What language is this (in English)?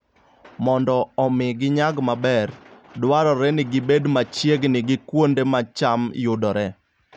Luo (Kenya and Tanzania)